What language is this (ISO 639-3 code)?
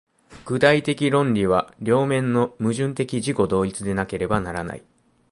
jpn